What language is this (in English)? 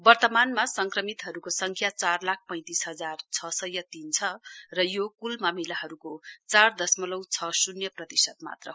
Nepali